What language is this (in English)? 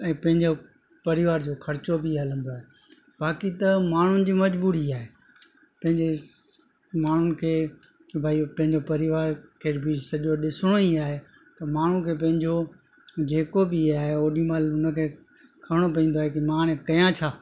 Sindhi